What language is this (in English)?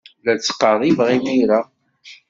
Kabyle